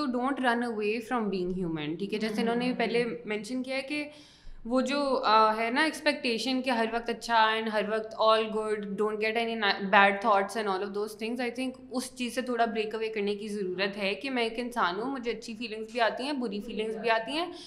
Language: Urdu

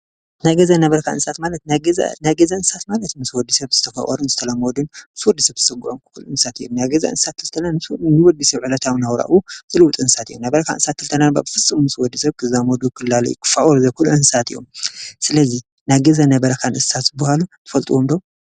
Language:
Tigrinya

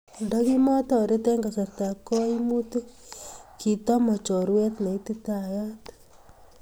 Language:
Kalenjin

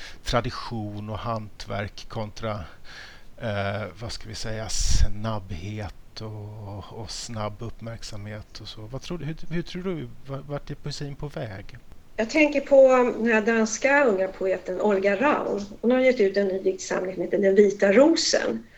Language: Swedish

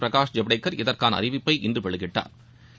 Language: Tamil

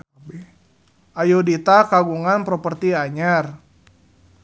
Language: Sundanese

